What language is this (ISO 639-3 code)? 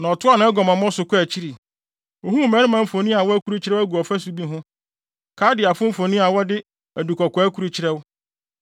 aka